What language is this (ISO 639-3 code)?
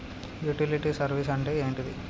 tel